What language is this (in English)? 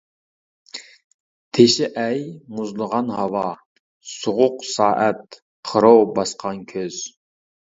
Uyghur